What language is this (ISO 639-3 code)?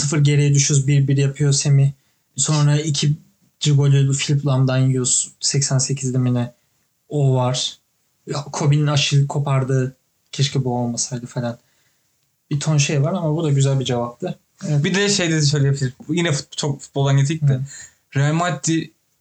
tur